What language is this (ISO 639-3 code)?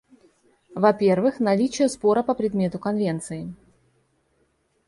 rus